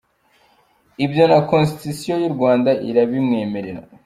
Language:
Kinyarwanda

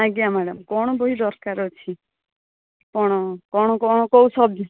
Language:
Odia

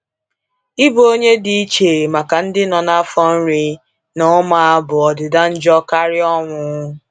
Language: Igbo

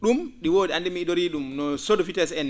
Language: Fula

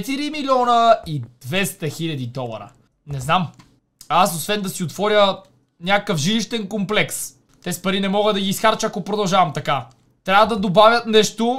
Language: Bulgarian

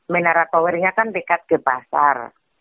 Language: Indonesian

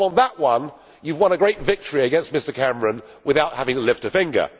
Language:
English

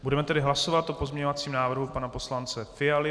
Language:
Czech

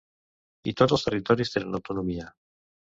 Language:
Catalan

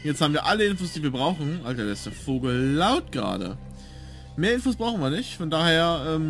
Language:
German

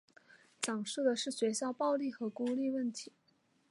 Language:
Chinese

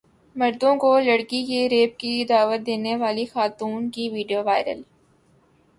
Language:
Urdu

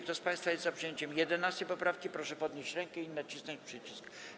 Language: Polish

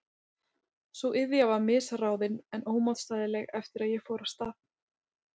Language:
Icelandic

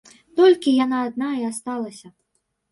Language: Belarusian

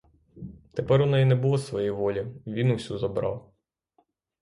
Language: Ukrainian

